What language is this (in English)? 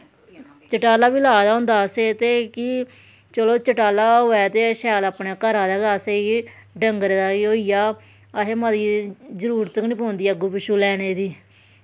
Dogri